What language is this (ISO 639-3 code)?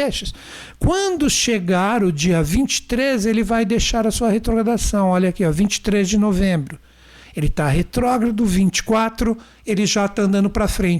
por